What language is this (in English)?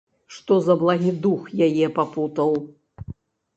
Belarusian